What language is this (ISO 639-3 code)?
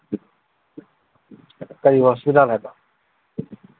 mni